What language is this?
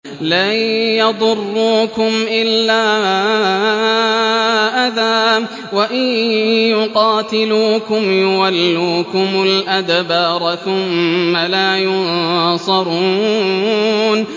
Arabic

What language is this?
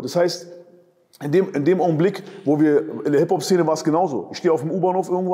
German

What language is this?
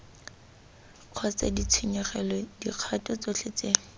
Tswana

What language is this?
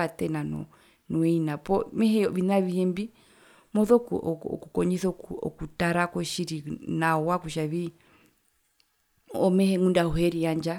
Herero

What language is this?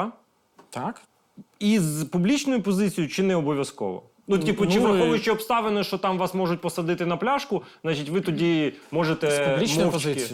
Ukrainian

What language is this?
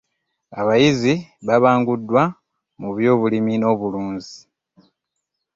Ganda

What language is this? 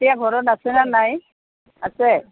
Assamese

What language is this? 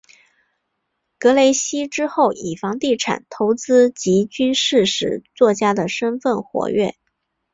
Chinese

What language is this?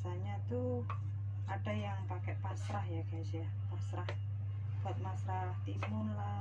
Indonesian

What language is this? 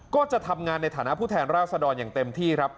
Thai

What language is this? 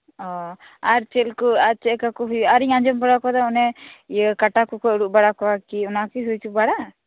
Santali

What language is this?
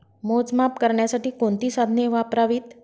Marathi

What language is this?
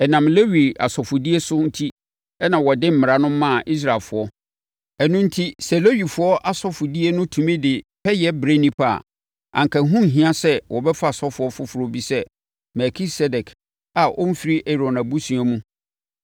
Akan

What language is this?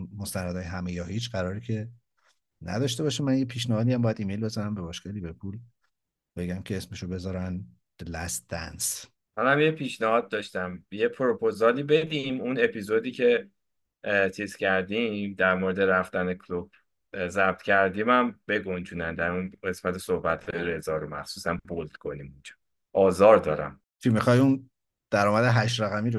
Persian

